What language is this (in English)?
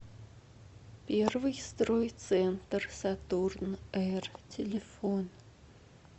Russian